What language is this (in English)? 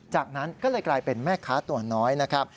Thai